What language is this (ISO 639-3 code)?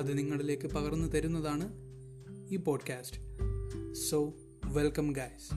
mal